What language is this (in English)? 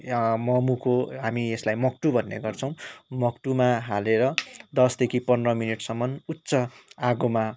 Nepali